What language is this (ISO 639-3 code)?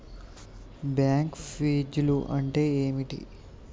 tel